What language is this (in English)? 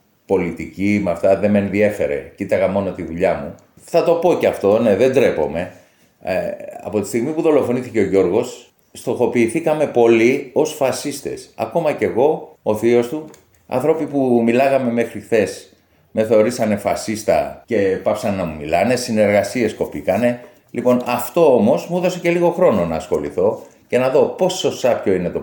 Greek